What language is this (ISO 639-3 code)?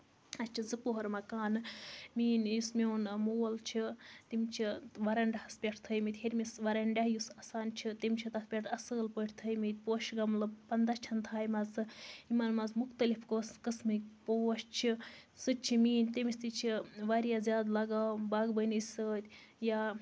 kas